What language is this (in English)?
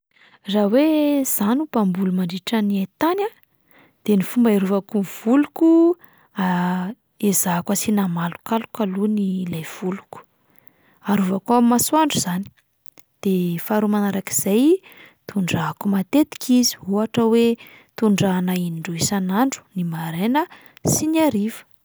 Malagasy